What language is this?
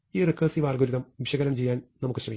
Malayalam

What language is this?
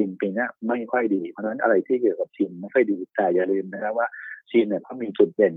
Thai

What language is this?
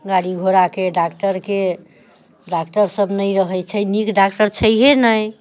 Maithili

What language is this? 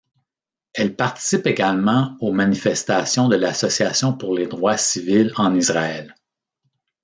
French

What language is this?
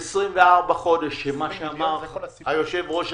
Hebrew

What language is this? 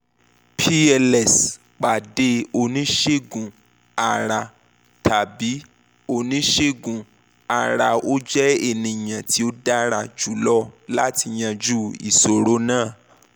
Yoruba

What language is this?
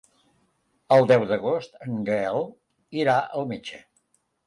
Catalan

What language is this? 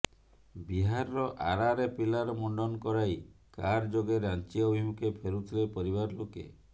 Odia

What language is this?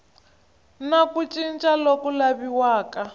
Tsonga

